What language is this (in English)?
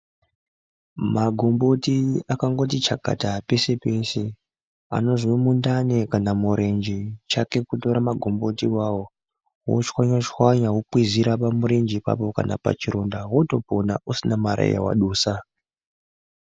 Ndau